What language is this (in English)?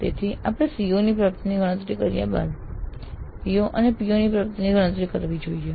Gujarati